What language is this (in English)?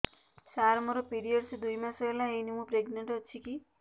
Odia